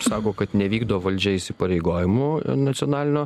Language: Lithuanian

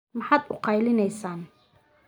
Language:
Somali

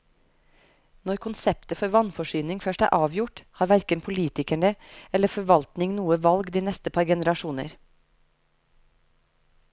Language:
Norwegian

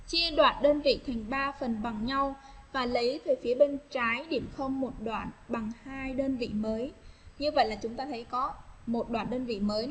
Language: Vietnamese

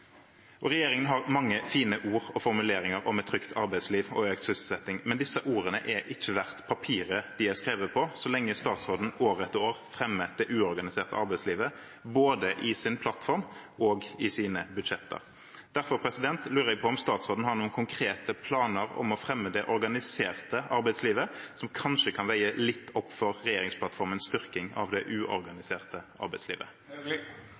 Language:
Norwegian Bokmål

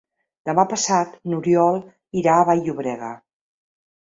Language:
Catalan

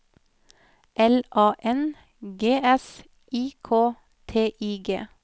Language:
Norwegian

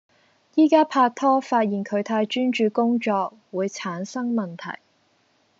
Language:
Cantonese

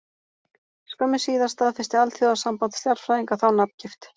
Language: Icelandic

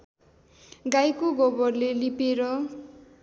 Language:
Nepali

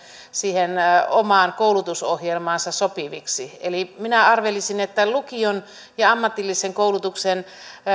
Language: Finnish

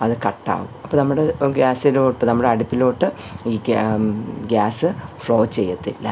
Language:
Malayalam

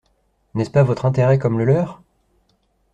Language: French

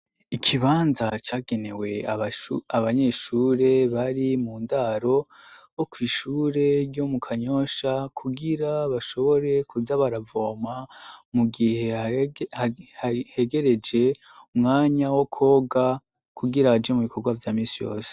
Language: Rundi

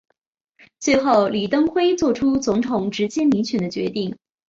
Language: Chinese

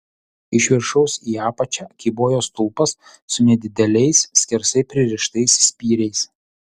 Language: Lithuanian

